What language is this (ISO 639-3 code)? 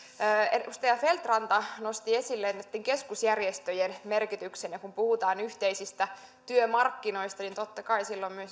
fin